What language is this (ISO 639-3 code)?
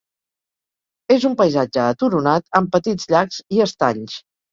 cat